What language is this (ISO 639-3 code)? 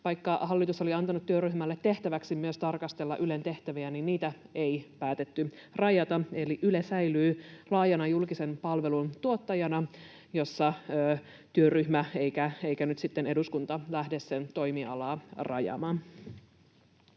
fin